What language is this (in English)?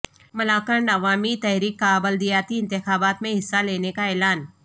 Urdu